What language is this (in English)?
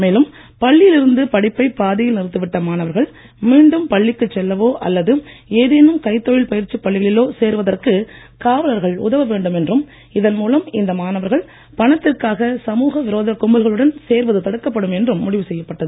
Tamil